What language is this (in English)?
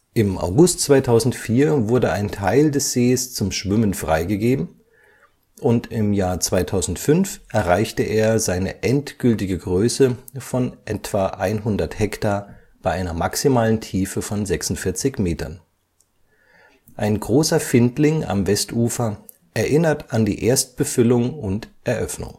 German